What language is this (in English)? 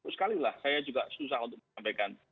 Indonesian